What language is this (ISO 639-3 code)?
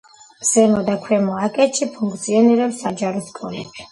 kat